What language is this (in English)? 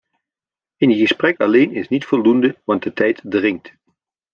Dutch